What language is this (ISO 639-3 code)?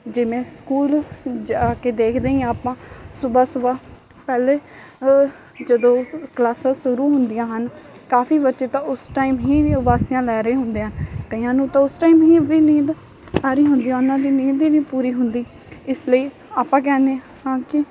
pan